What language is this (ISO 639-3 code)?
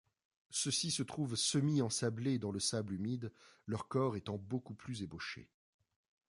fra